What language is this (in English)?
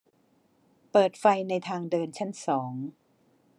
Thai